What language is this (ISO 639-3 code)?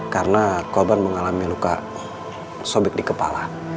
ind